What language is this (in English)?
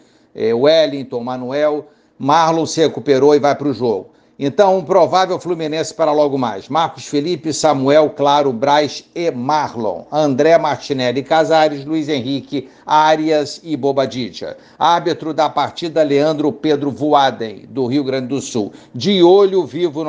Portuguese